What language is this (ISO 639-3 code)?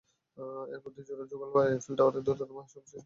ben